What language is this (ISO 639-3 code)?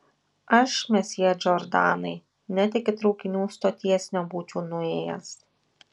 lit